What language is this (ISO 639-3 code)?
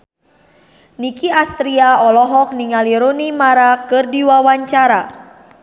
sun